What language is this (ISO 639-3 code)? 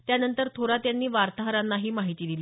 mar